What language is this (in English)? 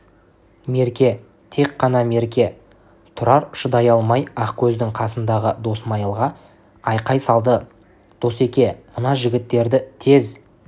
Kazakh